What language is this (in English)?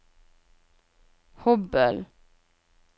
Norwegian